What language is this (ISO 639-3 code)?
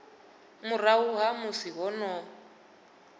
ven